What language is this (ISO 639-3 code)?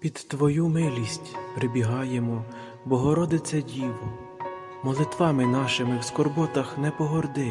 ukr